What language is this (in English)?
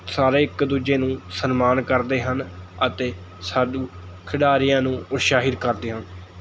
Punjabi